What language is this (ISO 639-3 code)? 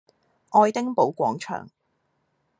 yue